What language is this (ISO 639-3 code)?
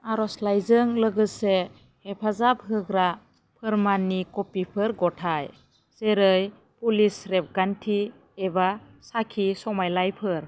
brx